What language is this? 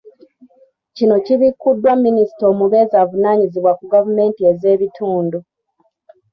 Ganda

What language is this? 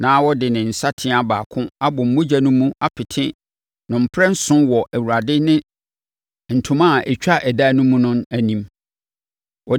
Akan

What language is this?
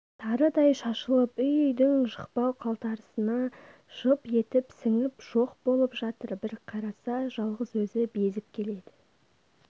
Kazakh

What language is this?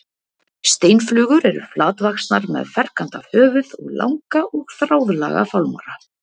Icelandic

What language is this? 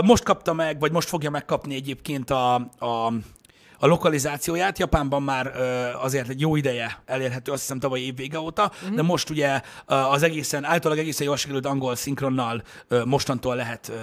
Hungarian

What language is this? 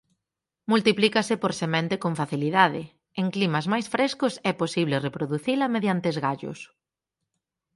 Galician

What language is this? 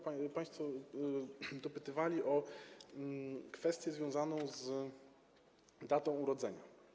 Polish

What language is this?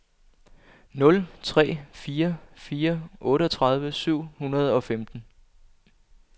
Danish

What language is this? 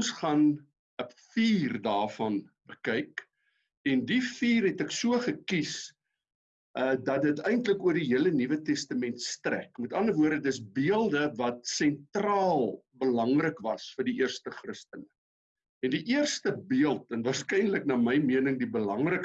Dutch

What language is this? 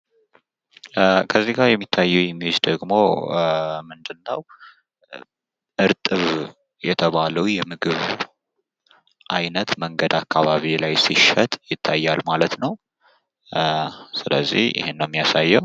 Amharic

